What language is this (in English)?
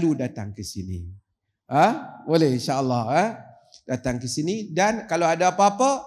Malay